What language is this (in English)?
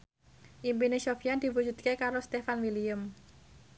Javanese